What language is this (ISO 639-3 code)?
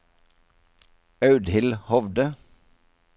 nor